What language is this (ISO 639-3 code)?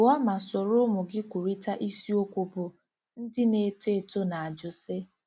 ibo